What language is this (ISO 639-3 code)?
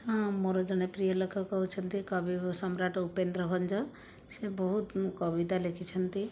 ori